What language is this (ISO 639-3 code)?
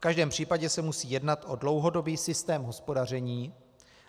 ces